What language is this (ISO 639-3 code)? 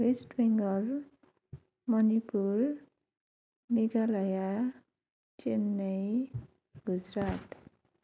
nep